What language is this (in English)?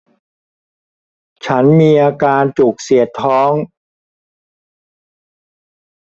Thai